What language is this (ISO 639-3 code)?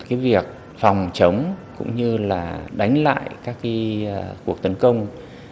vie